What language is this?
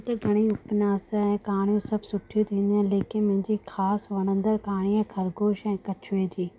Sindhi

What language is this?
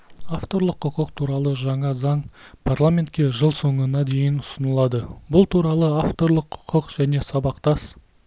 Kazakh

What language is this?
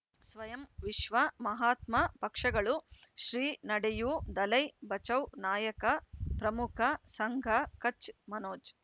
Kannada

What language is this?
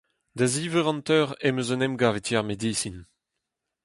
Breton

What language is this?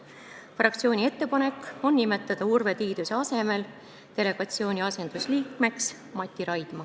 Estonian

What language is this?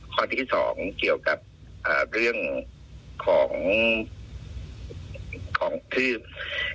Thai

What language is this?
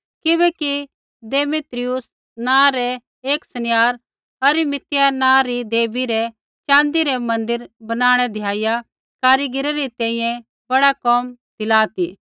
Kullu Pahari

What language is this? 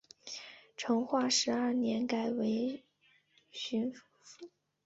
Chinese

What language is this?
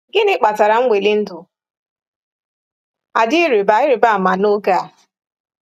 Igbo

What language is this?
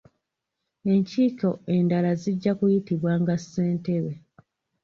Ganda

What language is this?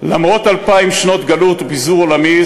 Hebrew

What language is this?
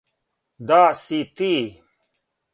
Serbian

